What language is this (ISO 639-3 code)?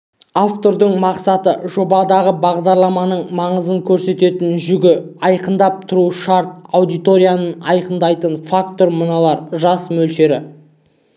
kaz